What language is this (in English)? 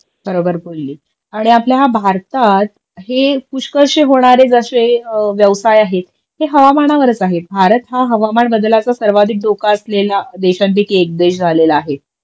Marathi